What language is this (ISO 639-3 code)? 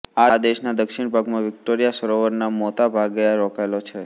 guj